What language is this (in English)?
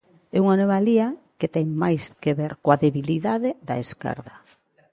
Galician